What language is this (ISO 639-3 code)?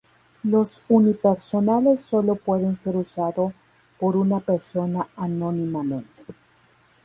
spa